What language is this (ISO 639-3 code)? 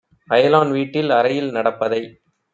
tam